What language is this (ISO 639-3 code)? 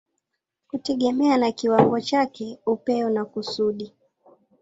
swa